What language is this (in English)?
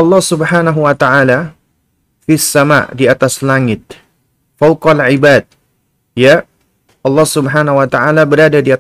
Indonesian